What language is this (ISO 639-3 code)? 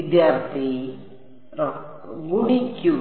mal